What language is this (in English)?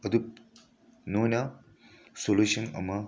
Manipuri